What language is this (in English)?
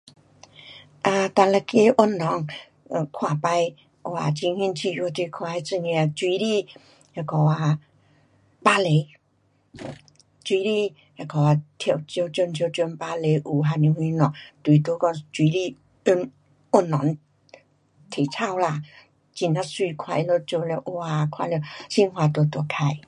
Pu-Xian Chinese